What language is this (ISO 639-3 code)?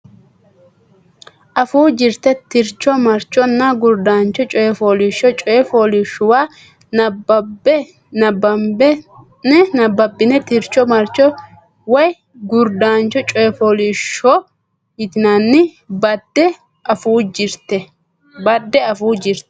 sid